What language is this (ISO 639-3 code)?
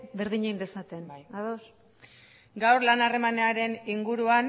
eus